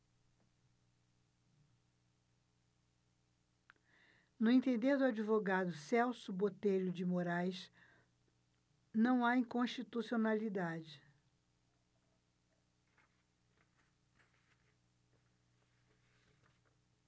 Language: Portuguese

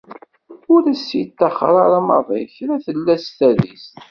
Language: Kabyle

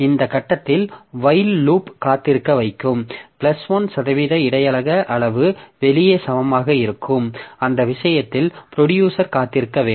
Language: Tamil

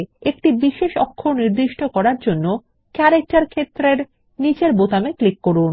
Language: Bangla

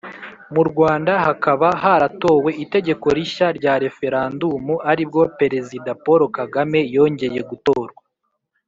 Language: Kinyarwanda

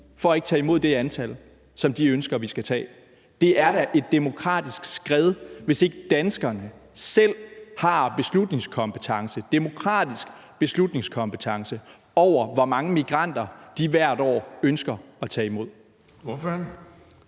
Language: Danish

